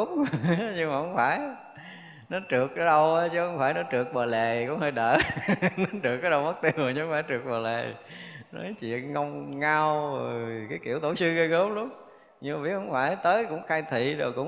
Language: Vietnamese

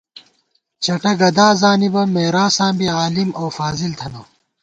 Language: Gawar-Bati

